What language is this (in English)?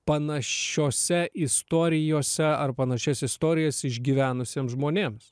Lithuanian